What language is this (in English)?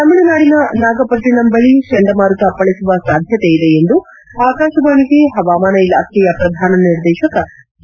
Kannada